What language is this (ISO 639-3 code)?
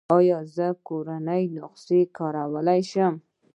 pus